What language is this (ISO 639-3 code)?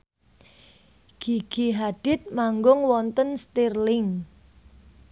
jav